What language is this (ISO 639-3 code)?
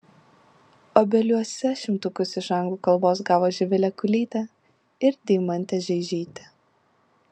lit